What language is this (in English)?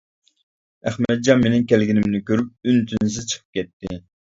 Uyghur